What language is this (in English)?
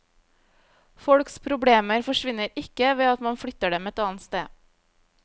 Norwegian